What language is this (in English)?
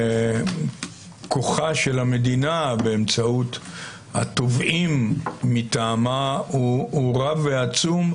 Hebrew